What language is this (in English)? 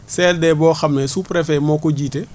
Wolof